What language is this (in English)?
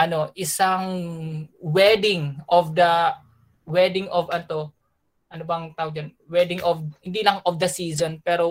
Filipino